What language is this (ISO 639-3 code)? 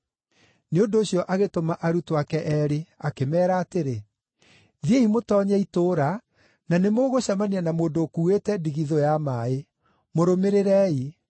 kik